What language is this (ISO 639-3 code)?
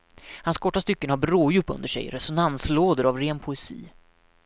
swe